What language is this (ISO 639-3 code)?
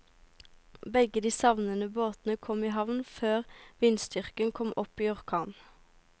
nor